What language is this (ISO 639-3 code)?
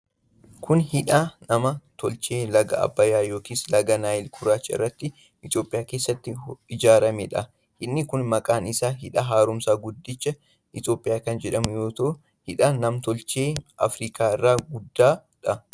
orm